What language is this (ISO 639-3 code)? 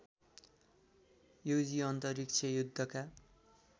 nep